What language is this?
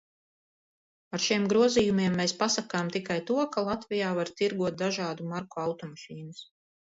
Latvian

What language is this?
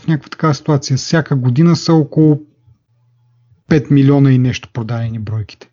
Bulgarian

